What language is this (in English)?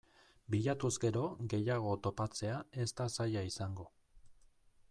Basque